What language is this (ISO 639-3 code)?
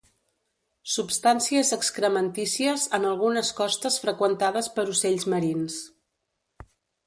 cat